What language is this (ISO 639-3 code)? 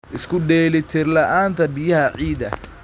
som